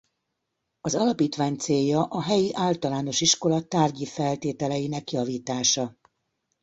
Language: Hungarian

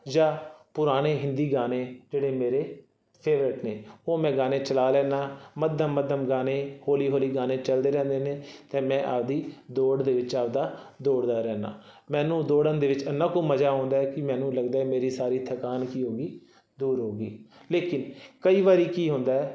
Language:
Punjabi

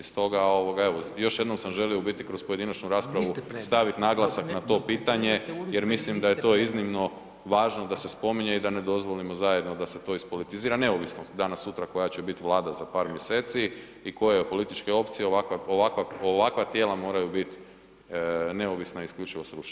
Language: Croatian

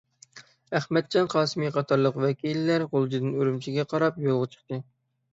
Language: Uyghur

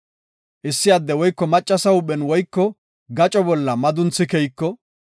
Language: Gofa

